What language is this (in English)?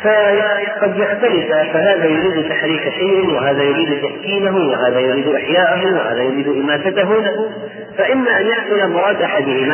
Arabic